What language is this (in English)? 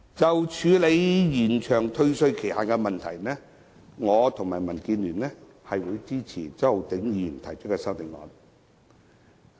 Cantonese